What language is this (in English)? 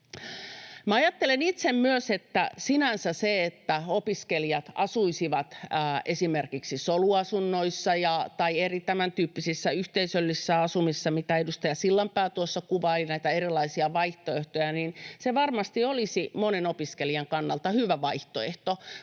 Finnish